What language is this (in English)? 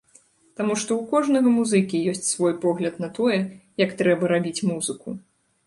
Belarusian